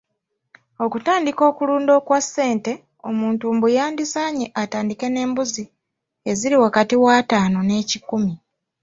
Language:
Ganda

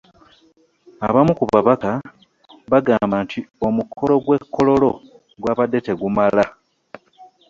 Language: Ganda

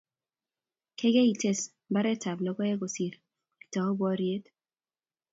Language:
Kalenjin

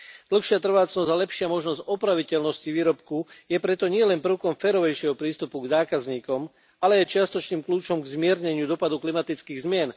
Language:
Slovak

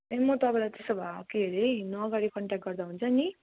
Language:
Nepali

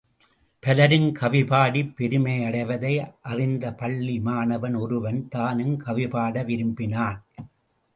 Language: Tamil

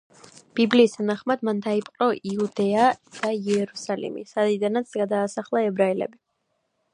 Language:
Georgian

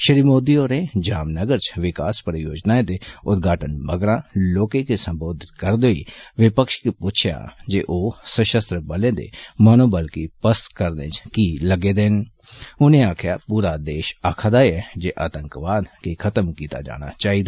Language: Dogri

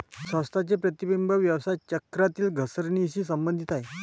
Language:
Marathi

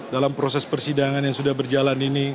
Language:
Indonesian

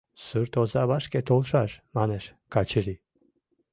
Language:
Mari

